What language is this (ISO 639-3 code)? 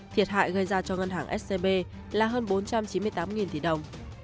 vie